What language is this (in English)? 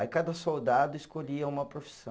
Portuguese